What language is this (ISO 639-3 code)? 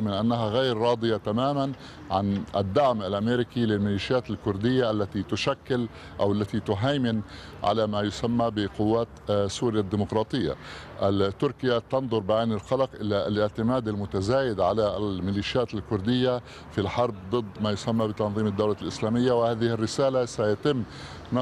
ara